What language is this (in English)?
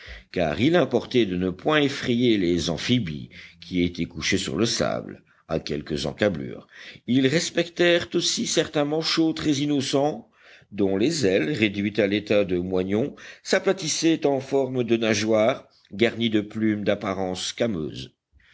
French